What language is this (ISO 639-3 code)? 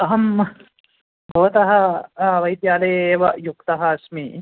san